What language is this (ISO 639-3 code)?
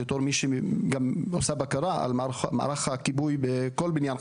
heb